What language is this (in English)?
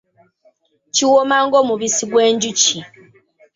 Ganda